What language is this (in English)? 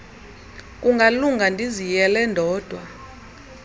Xhosa